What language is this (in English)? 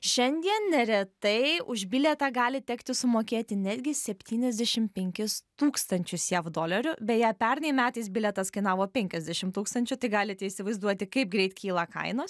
Lithuanian